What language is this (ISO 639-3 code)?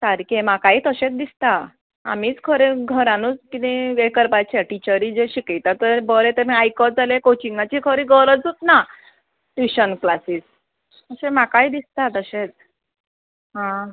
kok